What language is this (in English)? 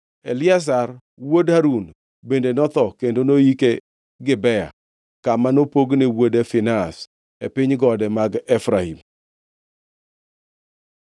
Luo (Kenya and Tanzania)